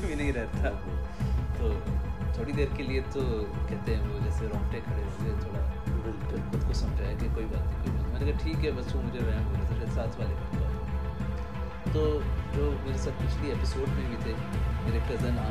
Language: Urdu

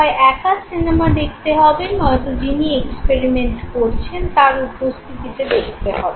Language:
Bangla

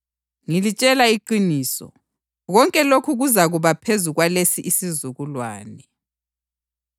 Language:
North Ndebele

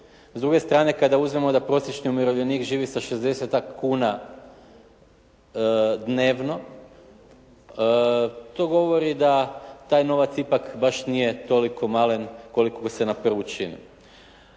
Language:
Croatian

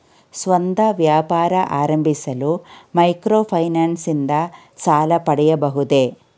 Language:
Kannada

